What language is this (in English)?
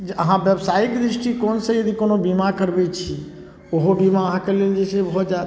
Maithili